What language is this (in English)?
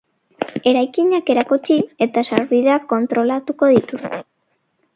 Basque